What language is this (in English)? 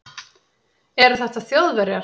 Icelandic